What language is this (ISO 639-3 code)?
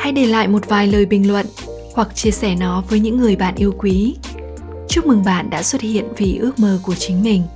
vie